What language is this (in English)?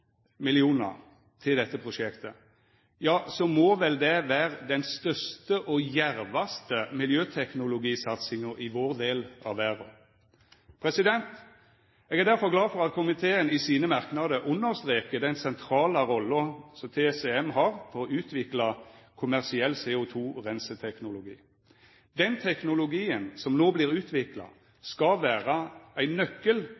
Norwegian Nynorsk